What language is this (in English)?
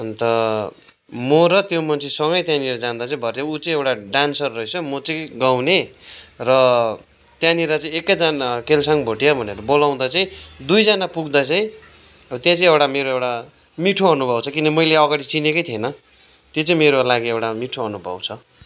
Nepali